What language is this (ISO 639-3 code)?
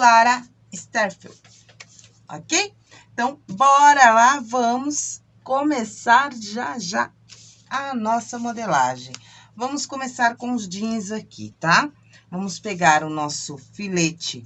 por